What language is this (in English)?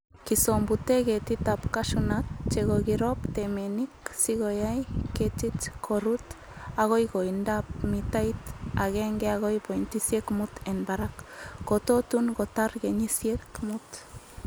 Kalenjin